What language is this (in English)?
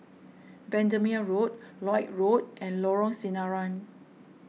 English